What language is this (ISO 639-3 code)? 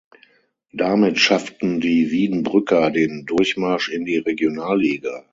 deu